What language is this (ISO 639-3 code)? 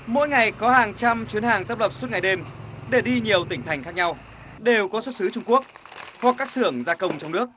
vie